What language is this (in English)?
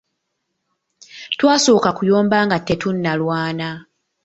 Ganda